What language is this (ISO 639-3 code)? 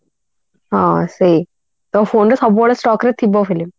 ori